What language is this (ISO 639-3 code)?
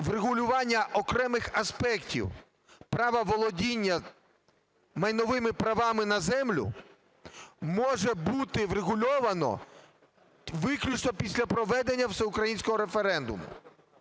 ukr